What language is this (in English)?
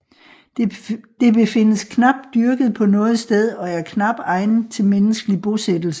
Danish